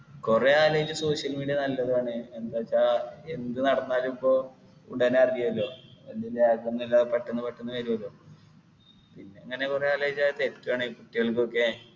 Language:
Malayalam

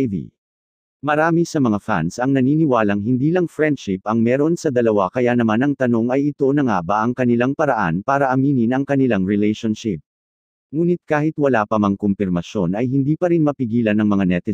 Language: Filipino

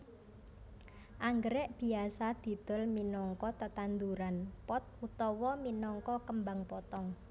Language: Javanese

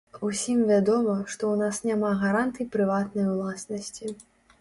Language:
Belarusian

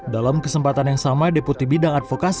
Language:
Indonesian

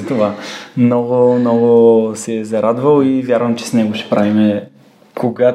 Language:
Bulgarian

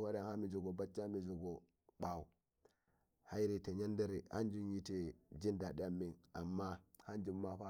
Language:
Nigerian Fulfulde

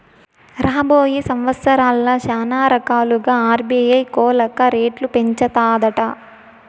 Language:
Telugu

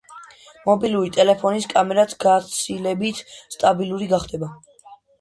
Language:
Georgian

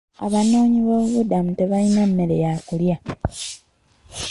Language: Ganda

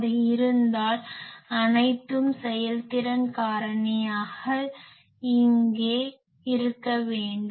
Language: Tamil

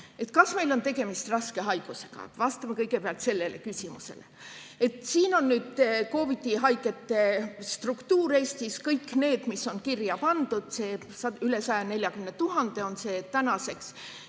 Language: Estonian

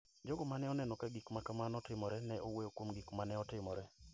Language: Luo (Kenya and Tanzania)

